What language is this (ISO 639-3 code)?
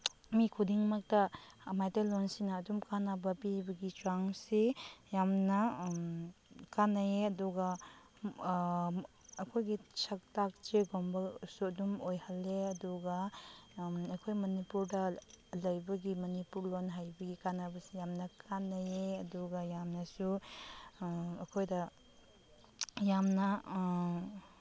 mni